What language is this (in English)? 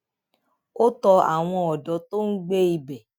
Yoruba